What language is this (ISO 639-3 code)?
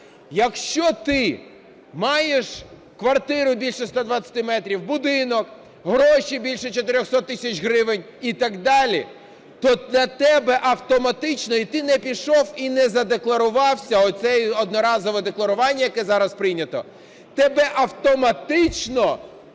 ukr